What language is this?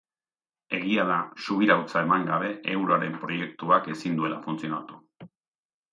Basque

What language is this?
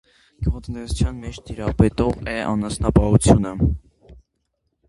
Armenian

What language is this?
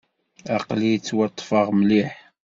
Kabyle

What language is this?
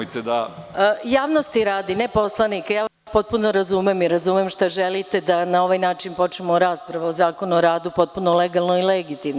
Serbian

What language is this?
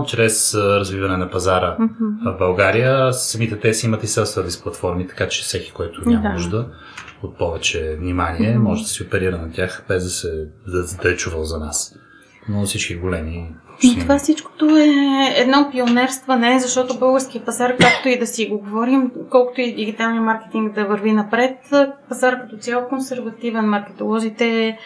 Bulgarian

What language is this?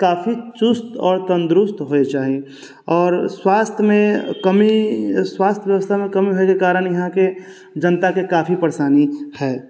Maithili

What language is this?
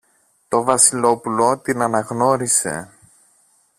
Greek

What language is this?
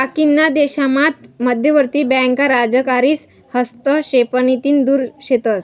Marathi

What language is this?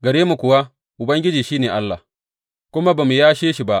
Hausa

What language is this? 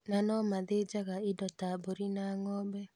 Kikuyu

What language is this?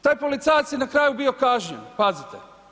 Croatian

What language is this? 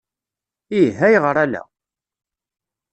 Kabyle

